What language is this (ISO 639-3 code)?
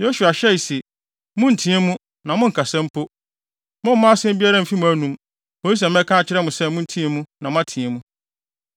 aka